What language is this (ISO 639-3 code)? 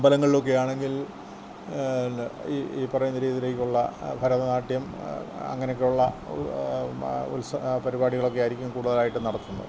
mal